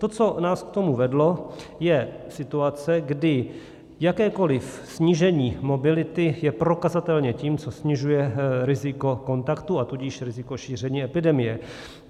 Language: Czech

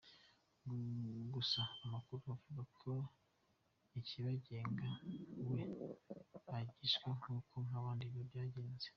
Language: Kinyarwanda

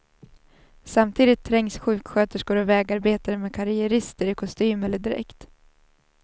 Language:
Swedish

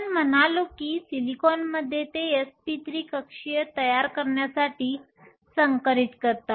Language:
Marathi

